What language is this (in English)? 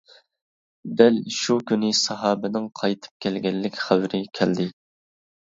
Uyghur